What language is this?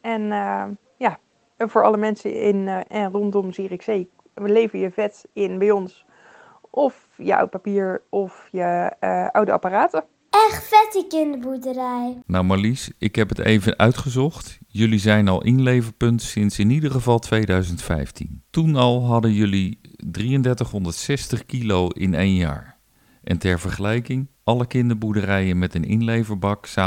Dutch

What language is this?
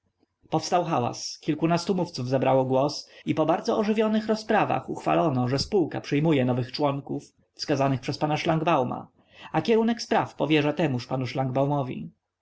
Polish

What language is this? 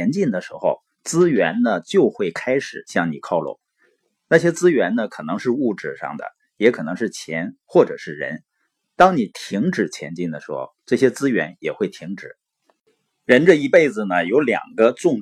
Chinese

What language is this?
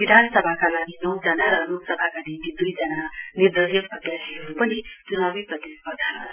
Nepali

